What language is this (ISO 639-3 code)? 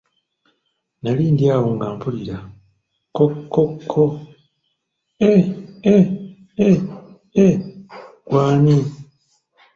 lug